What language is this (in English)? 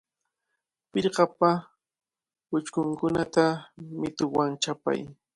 Cajatambo North Lima Quechua